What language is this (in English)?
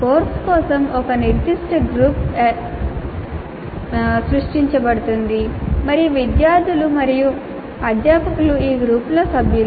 Telugu